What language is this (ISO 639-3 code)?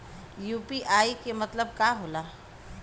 bho